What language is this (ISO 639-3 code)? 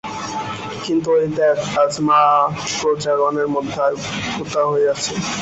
ben